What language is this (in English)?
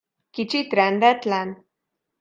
Hungarian